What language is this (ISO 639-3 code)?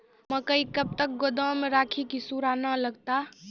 mai